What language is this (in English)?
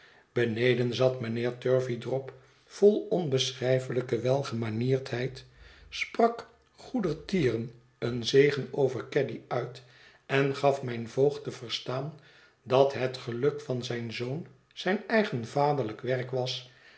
Dutch